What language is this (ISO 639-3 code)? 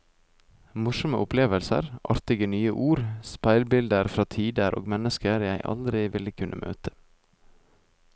nor